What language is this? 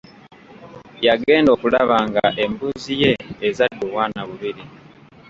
Ganda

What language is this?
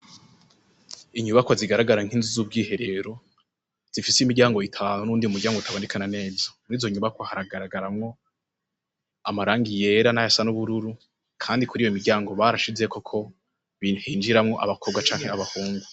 Rundi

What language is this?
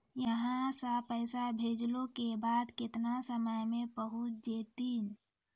Maithili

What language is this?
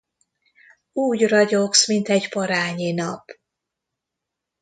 Hungarian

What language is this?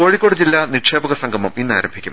Malayalam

